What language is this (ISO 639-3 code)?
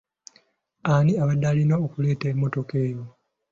lug